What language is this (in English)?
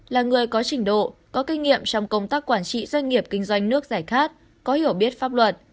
Vietnamese